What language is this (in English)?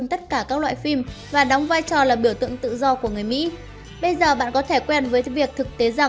Vietnamese